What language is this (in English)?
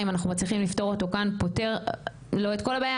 Hebrew